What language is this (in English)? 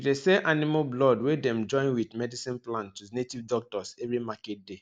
Nigerian Pidgin